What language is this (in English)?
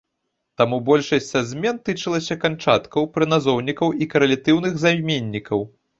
Belarusian